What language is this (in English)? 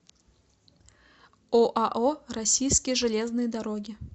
Russian